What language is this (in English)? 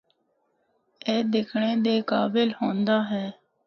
Northern Hindko